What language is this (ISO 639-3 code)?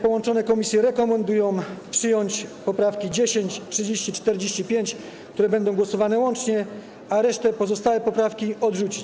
pol